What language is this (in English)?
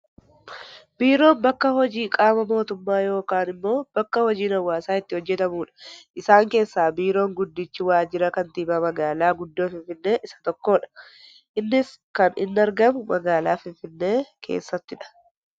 Oromo